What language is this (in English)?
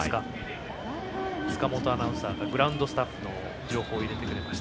Japanese